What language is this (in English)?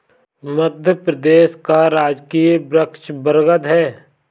Hindi